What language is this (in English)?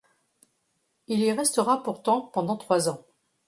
French